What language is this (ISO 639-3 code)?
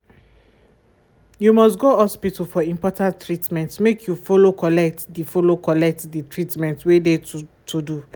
pcm